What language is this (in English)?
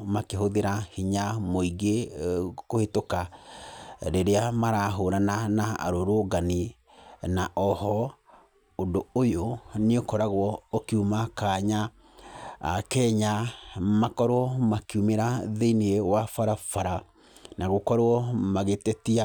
Kikuyu